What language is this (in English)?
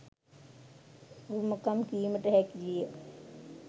Sinhala